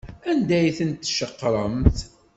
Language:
Kabyle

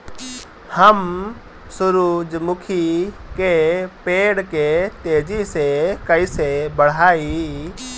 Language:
Bhojpuri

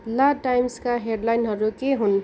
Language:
Nepali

